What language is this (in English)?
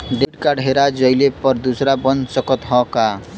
Bhojpuri